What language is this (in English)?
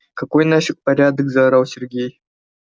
Russian